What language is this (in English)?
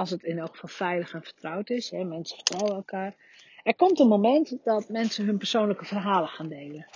Dutch